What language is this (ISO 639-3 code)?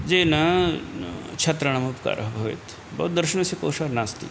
san